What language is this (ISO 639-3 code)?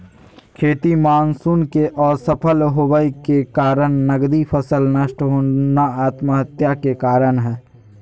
mag